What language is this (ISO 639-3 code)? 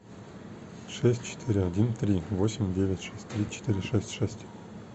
rus